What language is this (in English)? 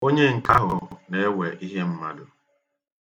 Igbo